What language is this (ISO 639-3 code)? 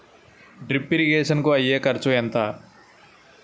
tel